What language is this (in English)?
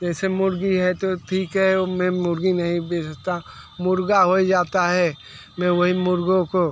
Hindi